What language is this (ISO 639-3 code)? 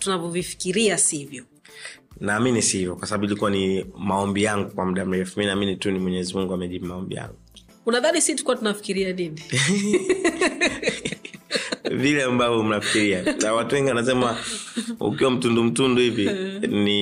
swa